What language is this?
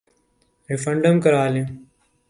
Urdu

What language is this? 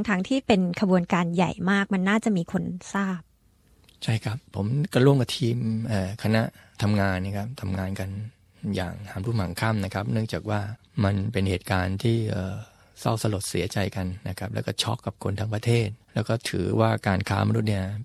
Thai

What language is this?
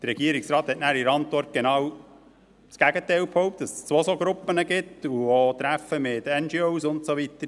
Swiss German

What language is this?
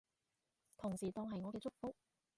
Cantonese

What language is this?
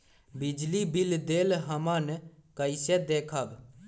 Magahi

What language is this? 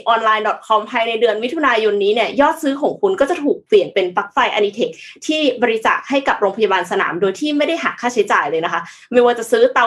Thai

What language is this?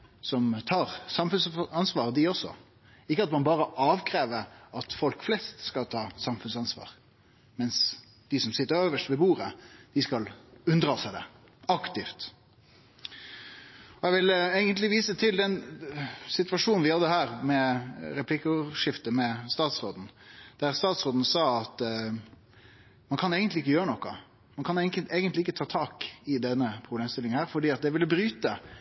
Norwegian Nynorsk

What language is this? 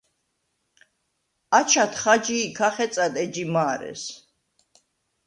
Svan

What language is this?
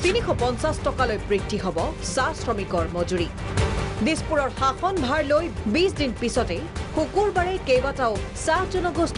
Hindi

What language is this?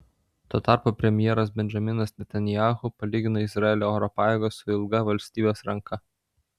Lithuanian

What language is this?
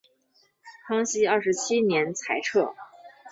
Chinese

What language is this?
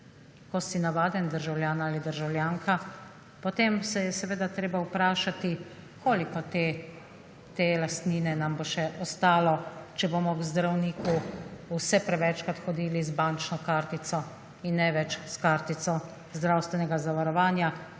Slovenian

